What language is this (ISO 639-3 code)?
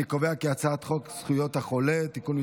heb